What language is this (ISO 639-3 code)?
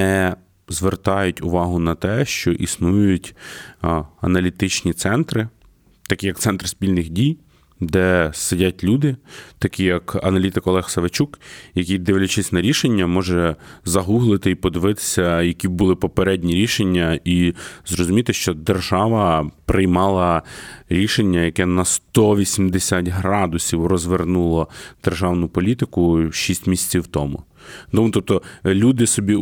ukr